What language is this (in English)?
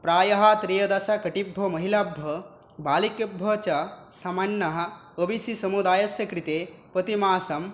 Sanskrit